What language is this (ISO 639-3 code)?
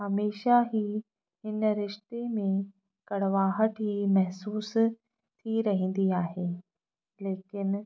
snd